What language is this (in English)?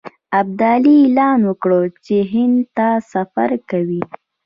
Pashto